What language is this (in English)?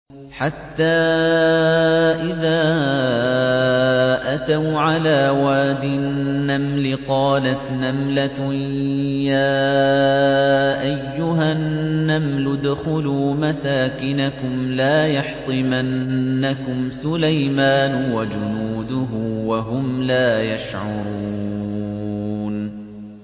Arabic